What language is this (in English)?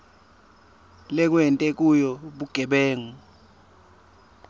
Swati